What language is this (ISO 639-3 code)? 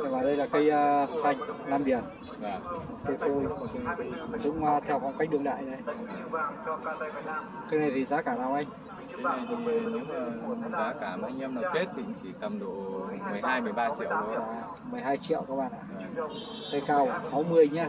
vie